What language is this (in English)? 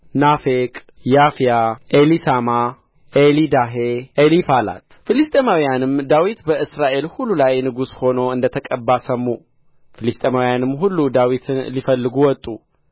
Amharic